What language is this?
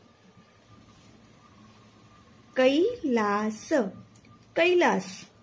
Gujarati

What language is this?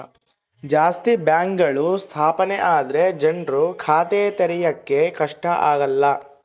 Kannada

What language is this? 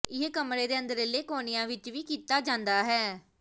Punjabi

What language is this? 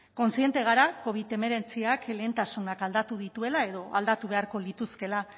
Basque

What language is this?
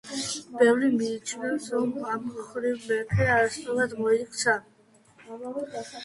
Georgian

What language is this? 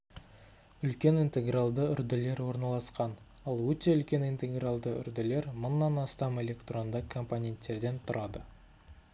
Kazakh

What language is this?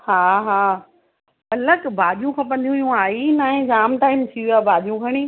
Sindhi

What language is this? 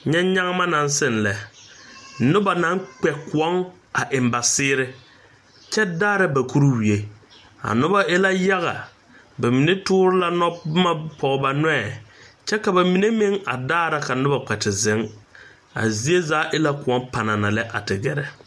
Southern Dagaare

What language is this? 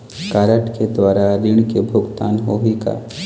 Chhattisgarhi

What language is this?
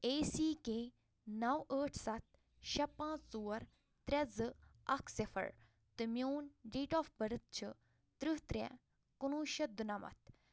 Kashmiri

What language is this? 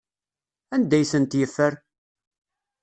Kabyle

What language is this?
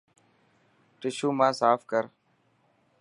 Dhatki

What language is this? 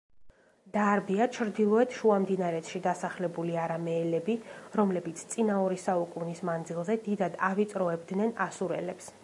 Georgian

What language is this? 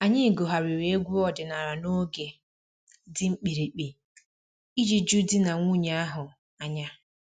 Igbo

